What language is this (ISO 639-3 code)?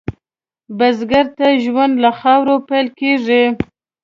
pus